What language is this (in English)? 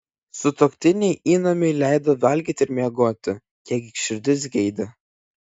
Lithuanian